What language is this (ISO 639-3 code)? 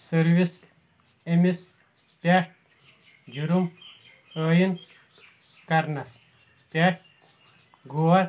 kas